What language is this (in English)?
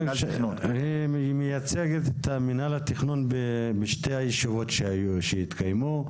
Hebrew